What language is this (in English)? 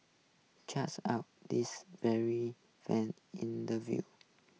English